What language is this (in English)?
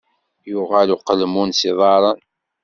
Kabyle